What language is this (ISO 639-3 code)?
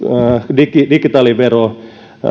fin